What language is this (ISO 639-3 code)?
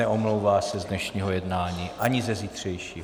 ces